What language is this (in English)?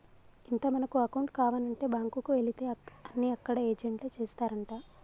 Telugu